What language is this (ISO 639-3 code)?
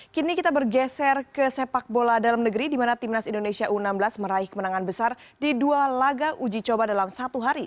ind